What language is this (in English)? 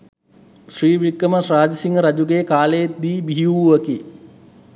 Sinhala